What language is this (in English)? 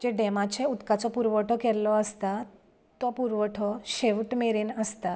Konkani